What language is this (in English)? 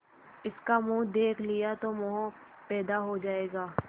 Hindi